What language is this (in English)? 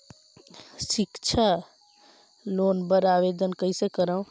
Chhattisgarhi